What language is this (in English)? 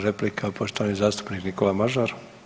Croatian